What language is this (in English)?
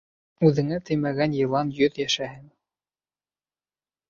Bashkir